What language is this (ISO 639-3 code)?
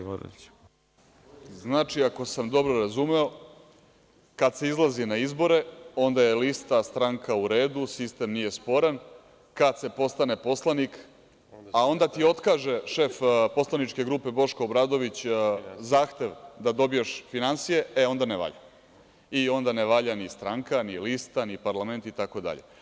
srp